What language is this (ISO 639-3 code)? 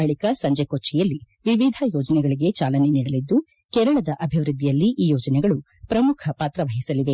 kan